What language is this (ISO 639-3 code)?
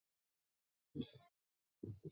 zho